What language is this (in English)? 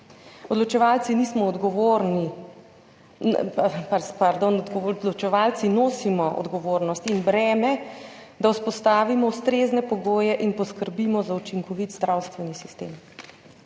Slovenian